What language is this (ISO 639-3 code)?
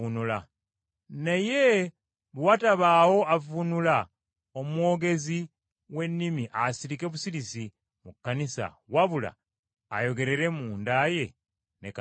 lug